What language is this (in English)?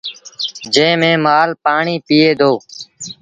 Sindhi Bhil